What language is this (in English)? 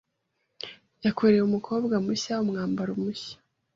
Kinyarwanda